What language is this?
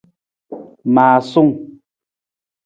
Nawdm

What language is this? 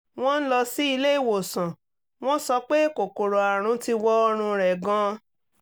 Yoruba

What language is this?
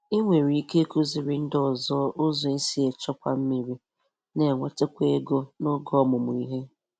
Igbo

